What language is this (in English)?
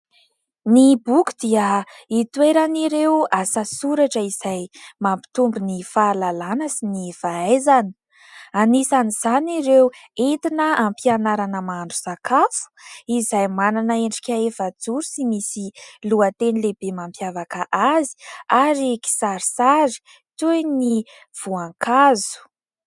Malagasy